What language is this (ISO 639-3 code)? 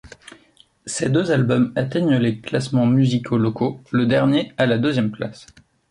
fra